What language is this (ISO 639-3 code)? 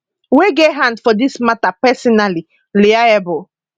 pcm